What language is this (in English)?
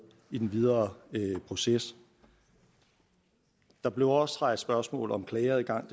Danish